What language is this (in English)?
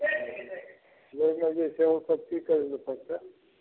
Maithili